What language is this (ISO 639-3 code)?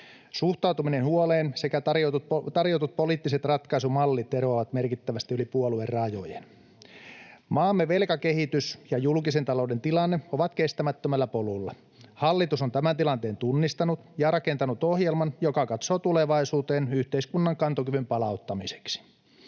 fin